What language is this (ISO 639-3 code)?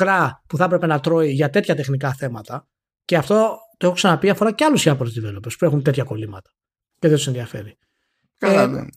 ell